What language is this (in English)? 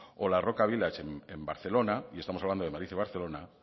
Spanish